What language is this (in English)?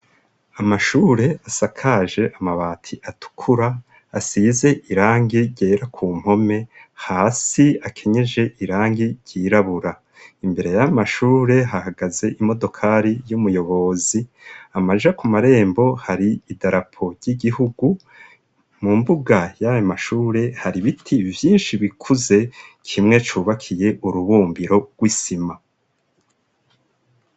Rundi